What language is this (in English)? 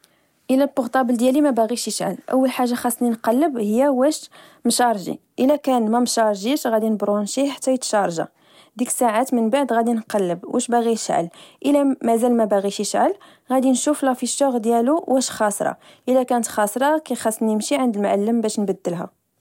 Moroccan Arabic